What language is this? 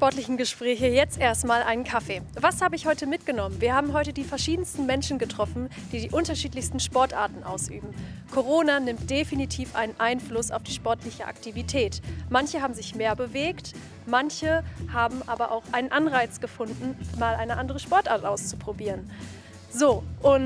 German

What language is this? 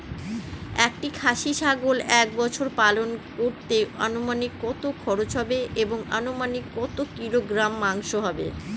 Bangla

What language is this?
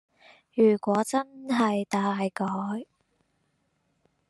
Chinese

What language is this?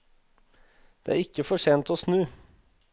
Norwegian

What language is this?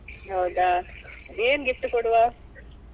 Kannada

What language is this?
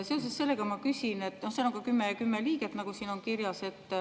Estonian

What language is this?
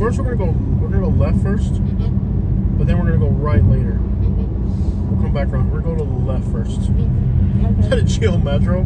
English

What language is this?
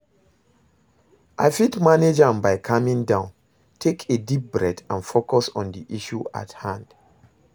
Nigerian Pidgin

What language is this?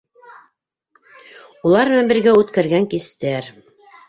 Bashkir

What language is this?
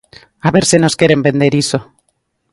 Galician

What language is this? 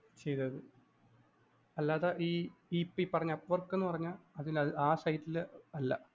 Malayalam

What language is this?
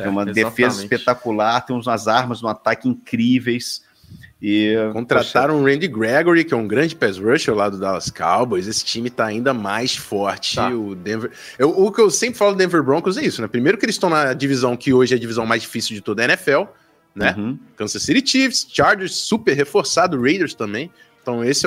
Portuguese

